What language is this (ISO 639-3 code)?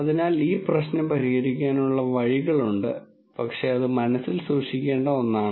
mal